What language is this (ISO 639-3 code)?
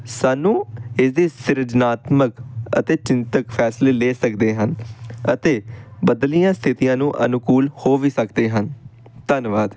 pan